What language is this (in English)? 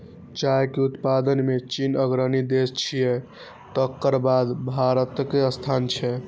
Maithili